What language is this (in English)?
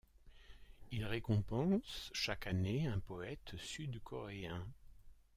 French